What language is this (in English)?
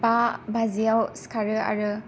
Bodo